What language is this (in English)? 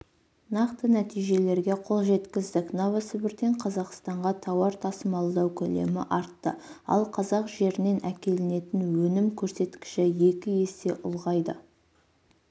Kazakh